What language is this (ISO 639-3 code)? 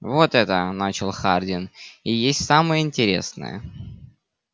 rus